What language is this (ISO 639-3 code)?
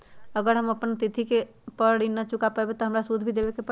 mag